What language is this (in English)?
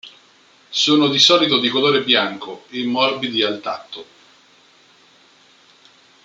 Italian